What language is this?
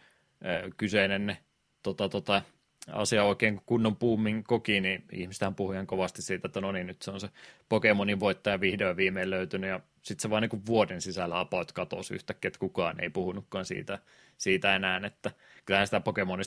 Finnish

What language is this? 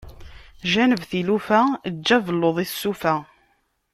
Kabyle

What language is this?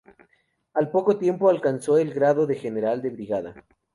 Spanish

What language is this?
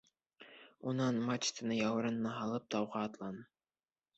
Bashkir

